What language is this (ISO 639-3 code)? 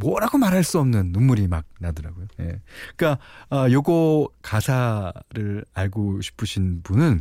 kor